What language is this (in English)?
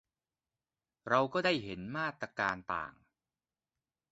Thai